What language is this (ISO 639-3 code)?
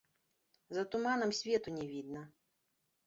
bel